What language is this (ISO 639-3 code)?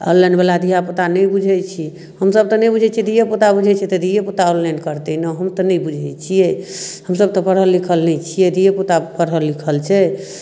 mai